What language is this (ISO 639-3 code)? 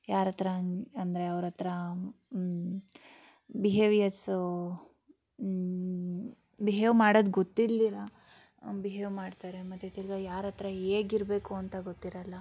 kan